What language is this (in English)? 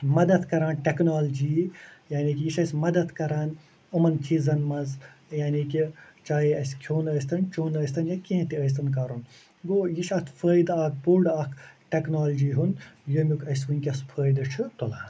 Kashmiri